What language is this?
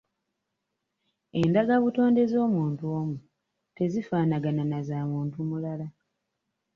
Ganda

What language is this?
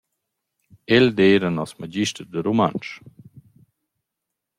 Romansh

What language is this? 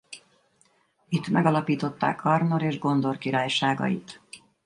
Hungarian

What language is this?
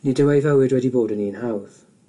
Welsh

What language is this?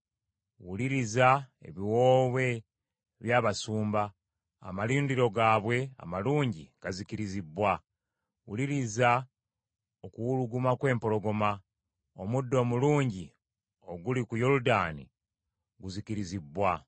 Ganda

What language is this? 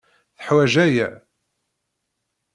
Kabyle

